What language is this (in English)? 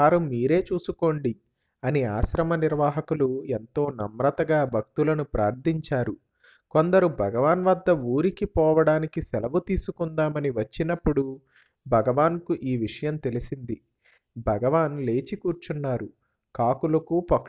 Norwegian